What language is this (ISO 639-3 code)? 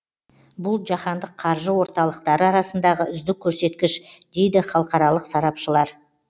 kaz